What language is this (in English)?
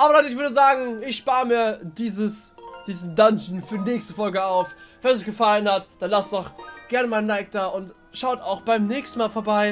German